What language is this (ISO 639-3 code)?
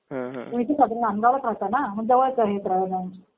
mar